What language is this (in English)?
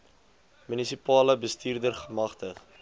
Afrikaans